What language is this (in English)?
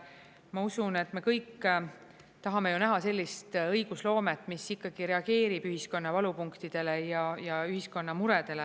Estonian